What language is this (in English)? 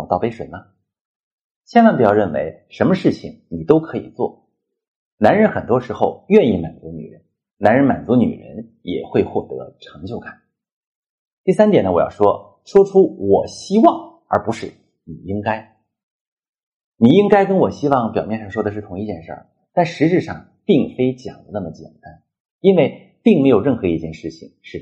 Chinese